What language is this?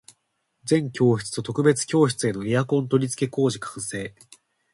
Japanese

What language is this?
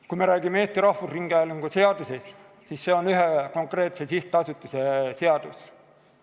Estonian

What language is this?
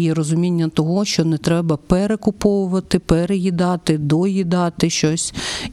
Ukrainian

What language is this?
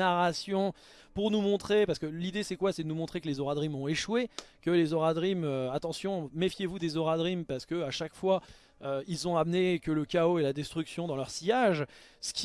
French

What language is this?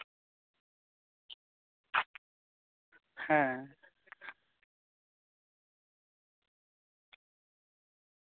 Santali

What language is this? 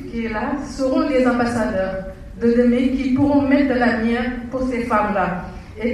French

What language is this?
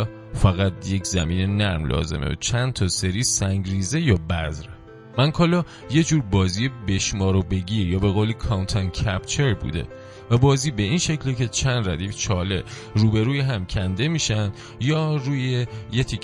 Persian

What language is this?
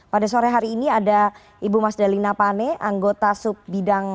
Indonesian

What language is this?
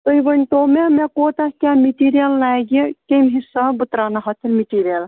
Kashmiri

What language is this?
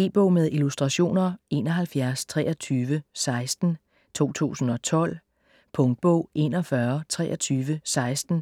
Danish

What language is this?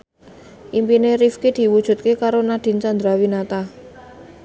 Javanese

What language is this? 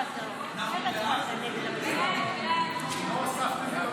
Hebrew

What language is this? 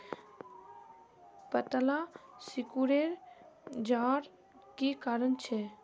Magahi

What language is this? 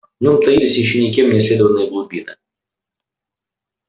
Russian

